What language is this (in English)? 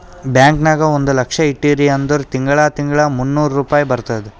Kannada